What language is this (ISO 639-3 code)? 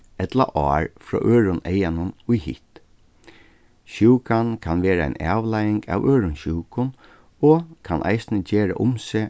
fao